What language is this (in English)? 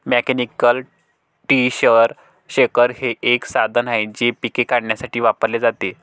Marathi